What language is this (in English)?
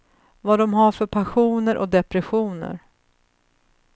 Swedish